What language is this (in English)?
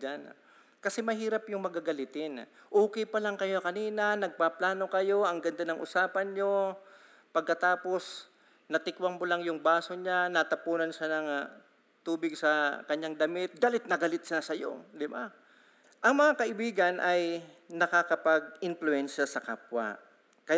Filipino